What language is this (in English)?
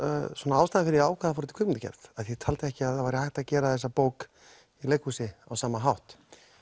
Icelandic